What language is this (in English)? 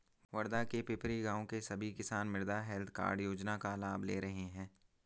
Hindi